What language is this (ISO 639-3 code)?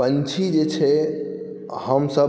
mai